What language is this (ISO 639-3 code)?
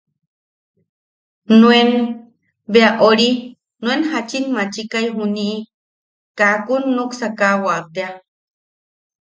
yaq